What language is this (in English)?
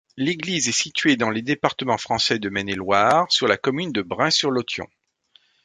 French